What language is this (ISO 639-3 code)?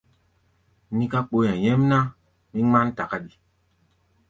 gba